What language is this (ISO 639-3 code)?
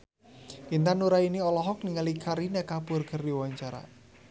sun